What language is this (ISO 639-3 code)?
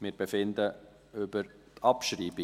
gsw